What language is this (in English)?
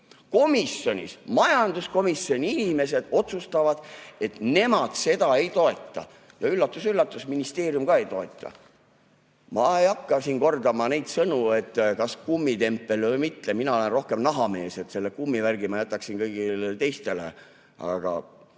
Estonian